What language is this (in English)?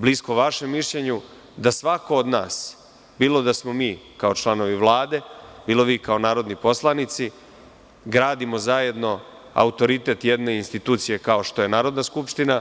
Serbian